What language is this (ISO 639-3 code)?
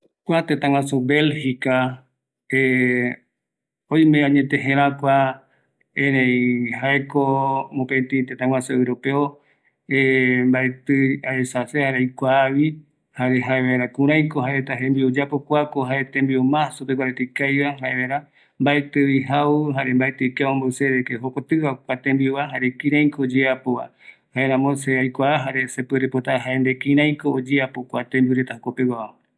gui